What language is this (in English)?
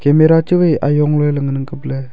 Wancho Naga